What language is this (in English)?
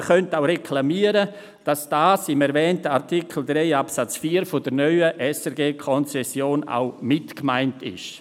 Swiss German